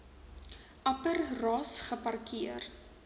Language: Afrikaans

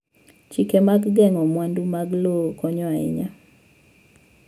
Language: Luo (Kenya and Tanzania)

